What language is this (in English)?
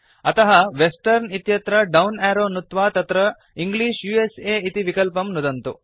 Sanskrit